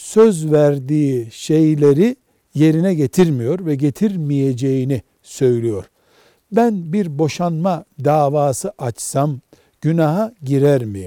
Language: Turkish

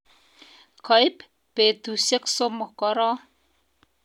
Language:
Kalenjin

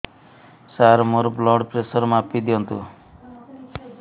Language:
Odia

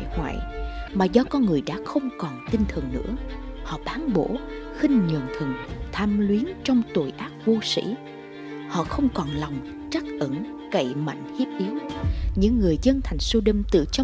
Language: Vietnamese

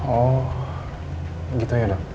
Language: Indonesian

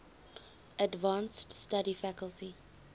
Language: English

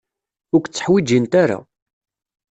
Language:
Kabyle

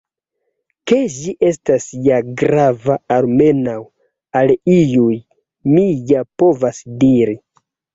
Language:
Esperanto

